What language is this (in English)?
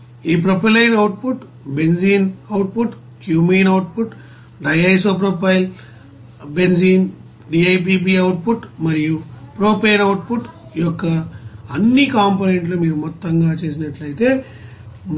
Telugu